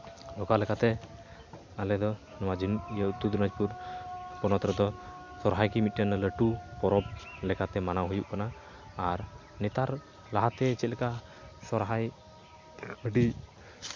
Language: Santali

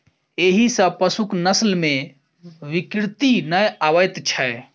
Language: Maithili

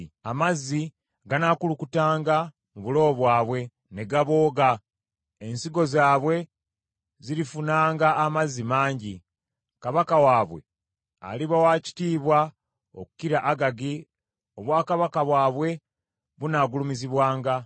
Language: Ganda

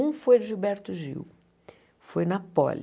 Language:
Portuguese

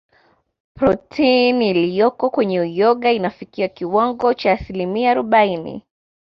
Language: Swahili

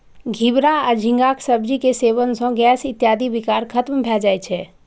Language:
Maithili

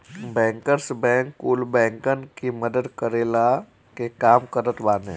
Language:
Bhojpuri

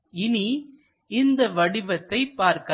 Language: Tamil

